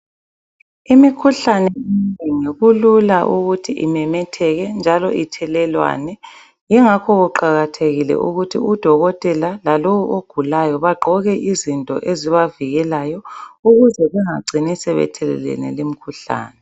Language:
North Ndebele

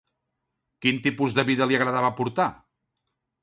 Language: Catalan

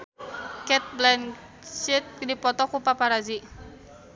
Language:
Sundanese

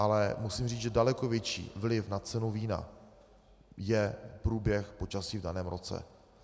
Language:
Czech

